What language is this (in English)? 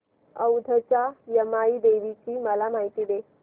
Marathi